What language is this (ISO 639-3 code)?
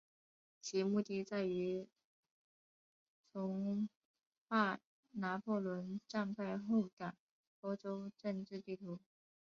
zho